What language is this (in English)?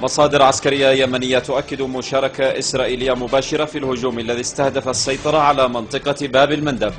Arabic